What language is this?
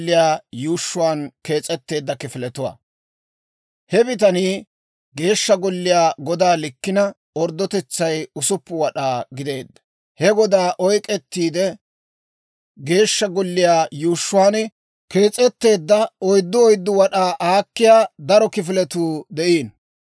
Dawro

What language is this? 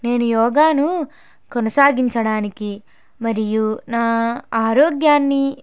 Telugu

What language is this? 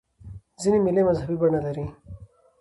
Pashto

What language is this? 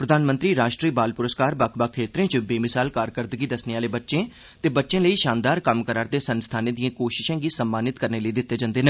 Dogri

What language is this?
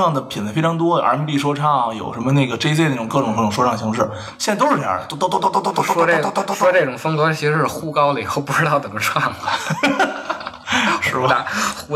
Chinese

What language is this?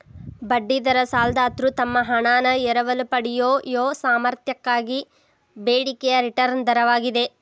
Kannada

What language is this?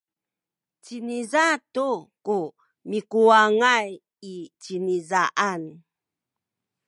Sakizaya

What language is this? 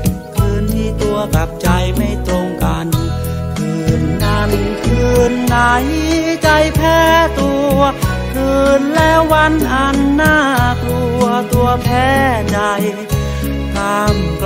Thai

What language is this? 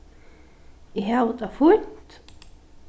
Faroese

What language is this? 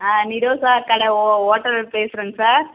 Tamil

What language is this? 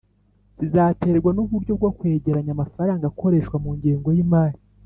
Kinyarwanda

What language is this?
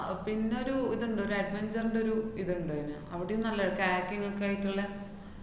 Malayalam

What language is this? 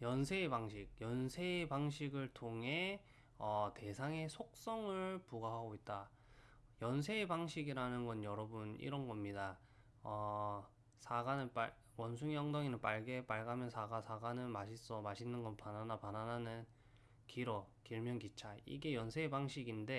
Korean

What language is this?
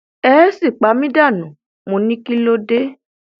Yoruba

